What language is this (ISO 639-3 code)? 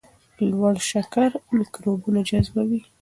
pus